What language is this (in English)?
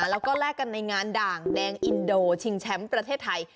Thai